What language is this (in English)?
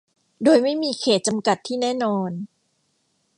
Thai